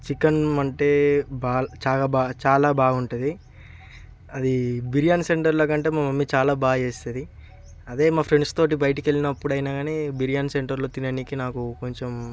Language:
Telugu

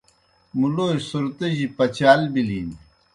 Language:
Kohistani Shina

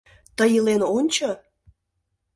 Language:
Mari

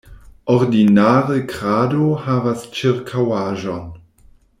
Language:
Esperanto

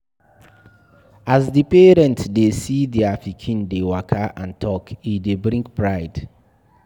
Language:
Nigerian Pidgin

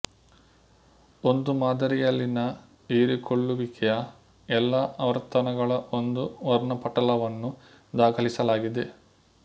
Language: Kannada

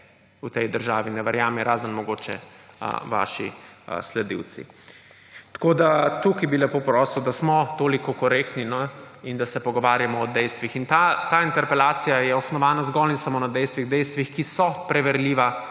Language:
Slovenian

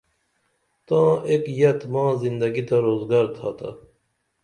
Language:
Dameli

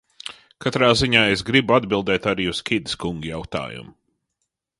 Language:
Latvian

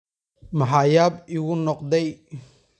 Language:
Somali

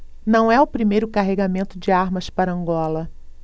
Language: Portuguese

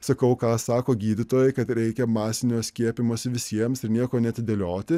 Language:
Lithuanian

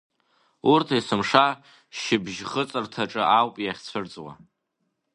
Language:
Abkhazian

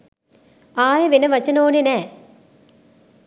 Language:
Sinhala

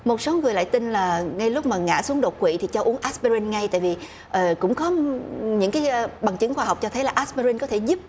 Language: Vietnamese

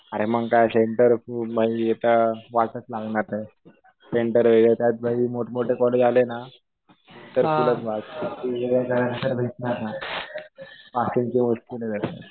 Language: Marathi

